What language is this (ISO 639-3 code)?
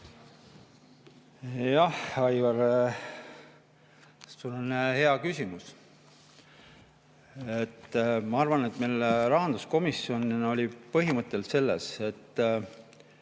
est